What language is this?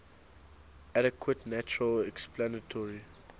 English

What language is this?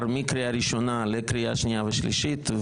Hebrew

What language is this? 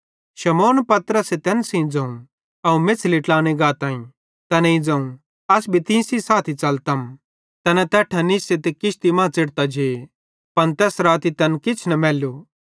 Bhadrawahi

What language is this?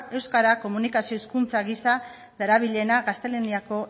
Basque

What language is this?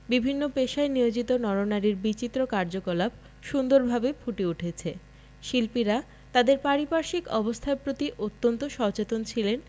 Bangla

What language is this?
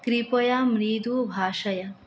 Sanskrit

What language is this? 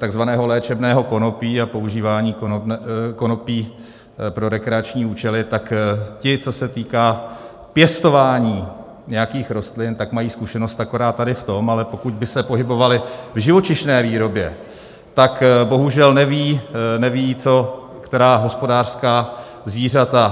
Czech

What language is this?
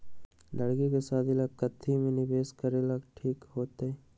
Magahi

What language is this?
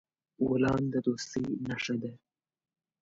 Pashto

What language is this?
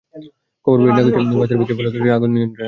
Bangla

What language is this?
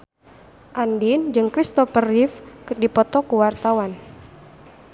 Sundanese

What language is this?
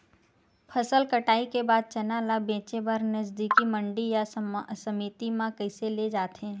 Chhattisgarhi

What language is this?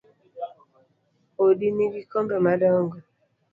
Luo (Kenya and Tanzania)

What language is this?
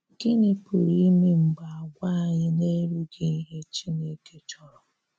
Igbo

